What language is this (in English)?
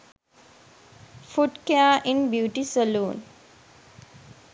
Sinhala